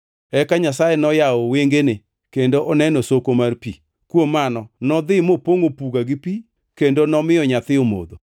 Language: Luo (Kenya and Tanzania)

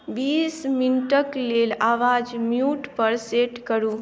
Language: Maithili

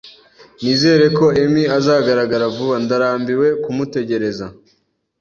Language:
Kinyarwanda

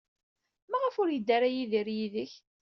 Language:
Kabyle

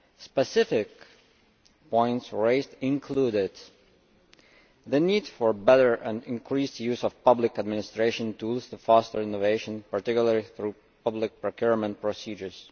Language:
English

